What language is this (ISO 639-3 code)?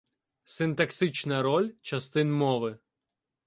ukr